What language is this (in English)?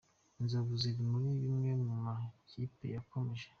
Kinyarwanda